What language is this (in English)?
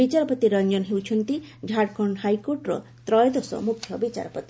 Odia